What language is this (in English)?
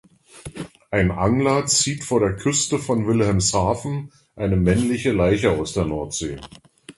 German